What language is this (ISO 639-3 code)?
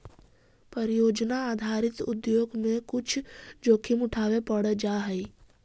mag